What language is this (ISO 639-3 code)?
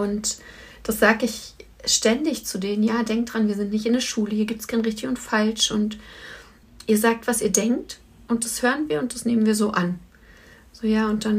deu